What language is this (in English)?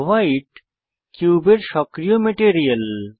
Bangla